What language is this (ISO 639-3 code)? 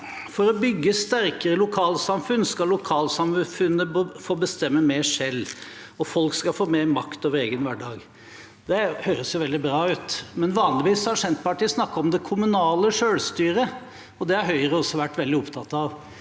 nor